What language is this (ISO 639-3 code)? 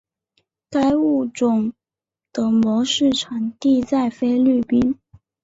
zho